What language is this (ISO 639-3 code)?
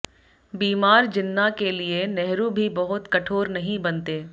hin